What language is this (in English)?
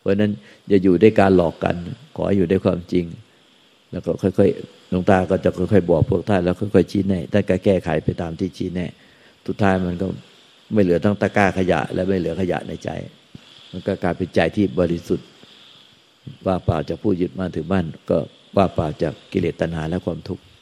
Thai